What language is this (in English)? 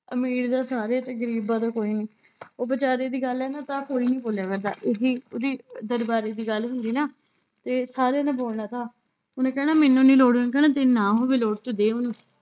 Punjabi